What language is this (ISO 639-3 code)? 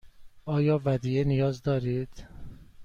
fas